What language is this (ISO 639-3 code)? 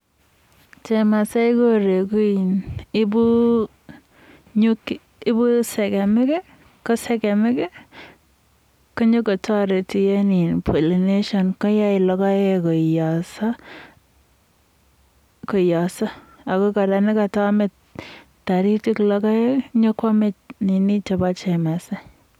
kln